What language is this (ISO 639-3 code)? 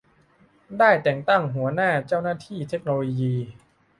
tha